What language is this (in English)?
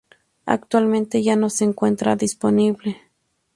Spanish